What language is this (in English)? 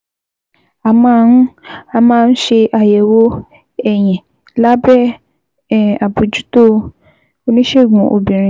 Yoruba